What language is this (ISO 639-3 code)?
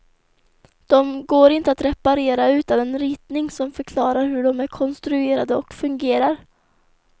swe